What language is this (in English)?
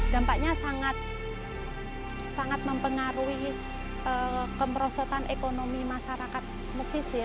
Indonesian